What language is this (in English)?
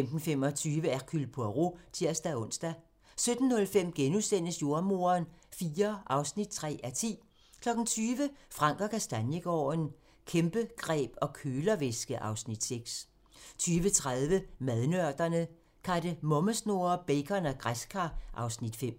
Danish